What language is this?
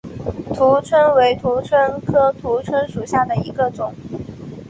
Chinese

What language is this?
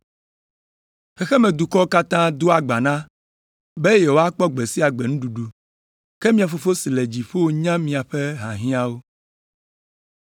Ewe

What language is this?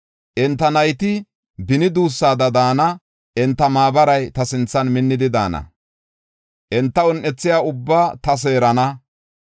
Gofa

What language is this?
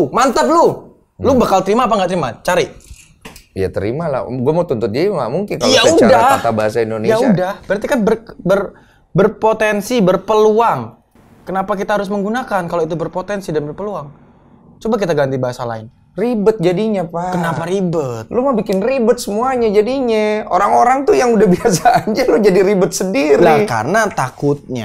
Indonesian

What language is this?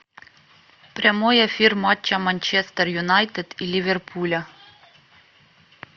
Russian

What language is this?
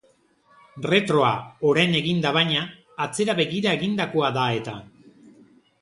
Basque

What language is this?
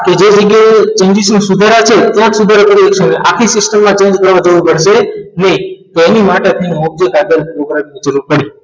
Gujarati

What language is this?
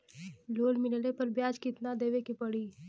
Bhojpuri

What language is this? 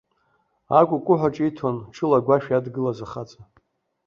Abkhazian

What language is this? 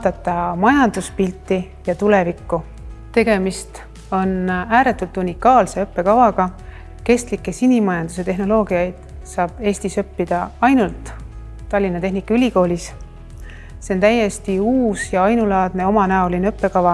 Estonian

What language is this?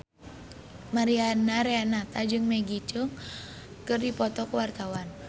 Sundanese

